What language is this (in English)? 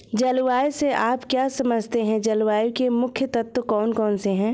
Hindi